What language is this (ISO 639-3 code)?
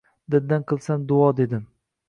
uzb